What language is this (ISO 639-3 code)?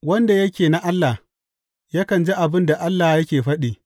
hau